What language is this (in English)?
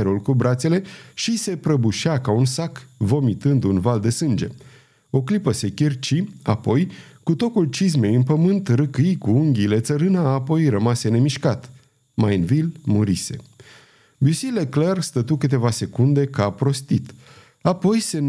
Romanian